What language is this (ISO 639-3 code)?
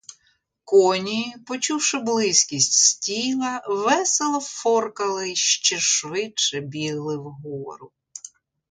ukr